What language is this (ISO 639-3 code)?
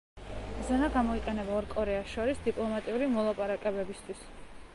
kat